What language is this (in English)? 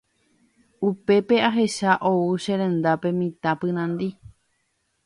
Guarani